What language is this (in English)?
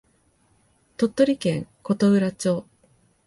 Japanese